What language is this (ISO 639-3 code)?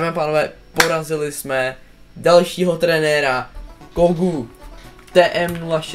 ces